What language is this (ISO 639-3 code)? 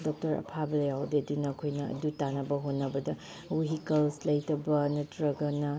mni